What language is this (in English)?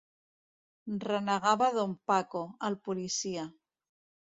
Catalan